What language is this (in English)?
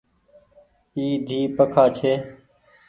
Goaria